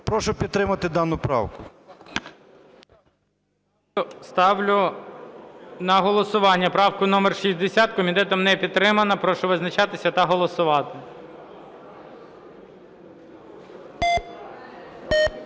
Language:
Ukrainian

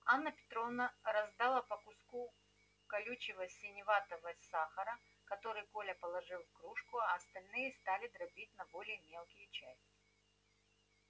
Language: Russian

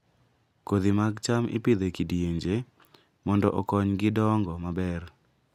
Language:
Luo (Kenya and Tanzania)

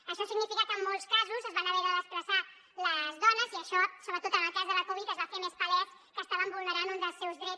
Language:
Catalan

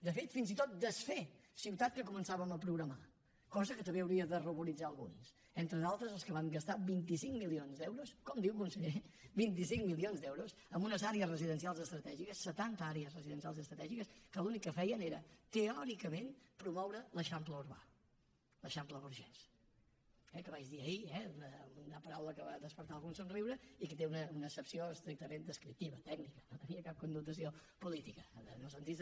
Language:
Catalan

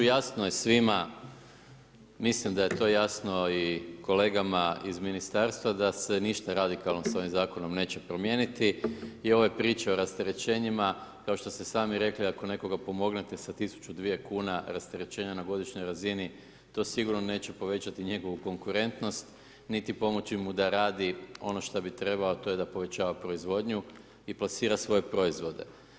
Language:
Croatian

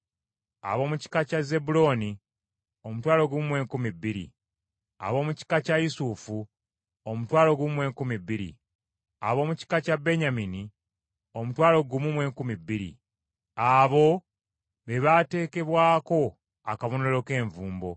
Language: Ganda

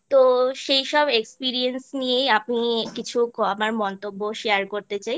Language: Bangla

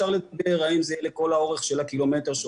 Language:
Hebrew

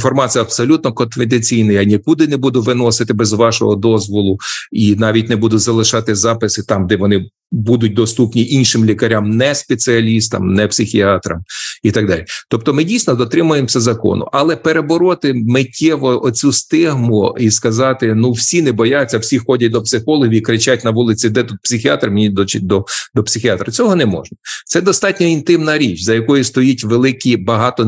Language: Ukrainian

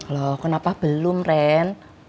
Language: Indonesian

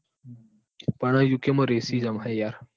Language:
Gujarati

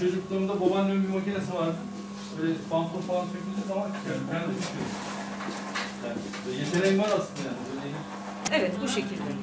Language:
Turkish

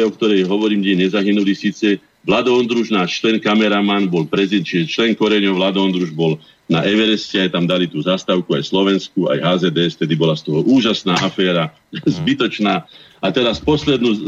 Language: Slovak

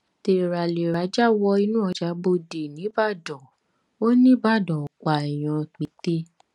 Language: Yoruba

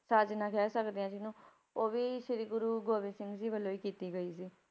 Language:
Punjabi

